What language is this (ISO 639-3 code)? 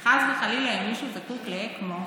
heb